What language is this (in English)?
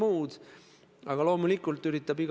Estonian